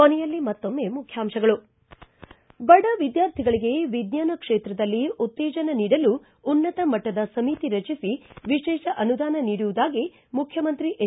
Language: Kannada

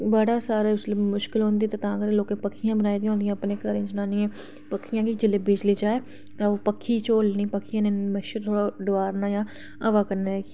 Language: Dogri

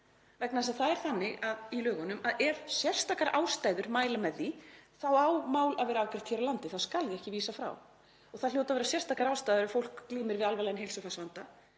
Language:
Icelandic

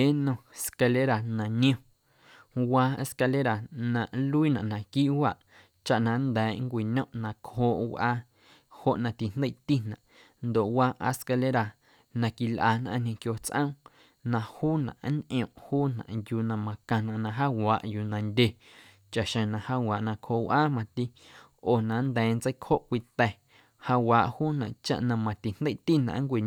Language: Guerrero Amuzgo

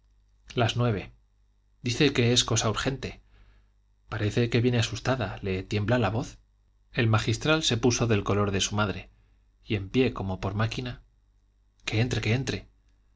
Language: Spanish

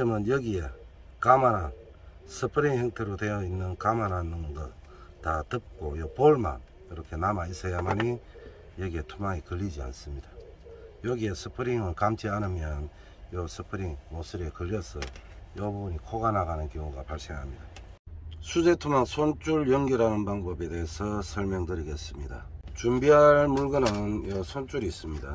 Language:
Korean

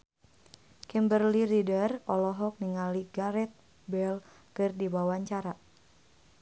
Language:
Sundanese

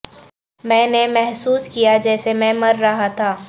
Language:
Urdu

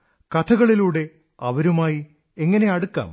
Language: Malayalam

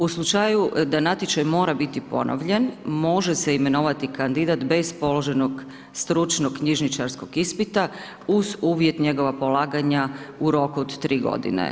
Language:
Croatian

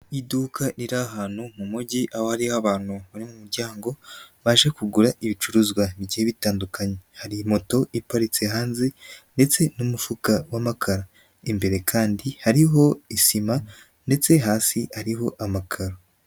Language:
Kinyarwanda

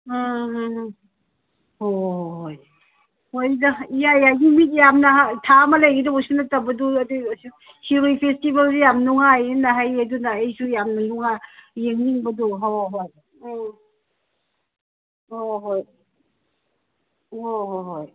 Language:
Manipuri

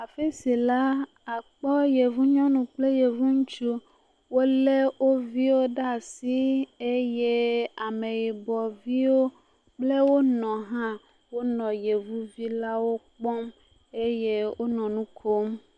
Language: Ewe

